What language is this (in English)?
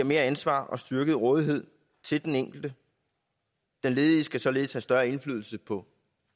Danish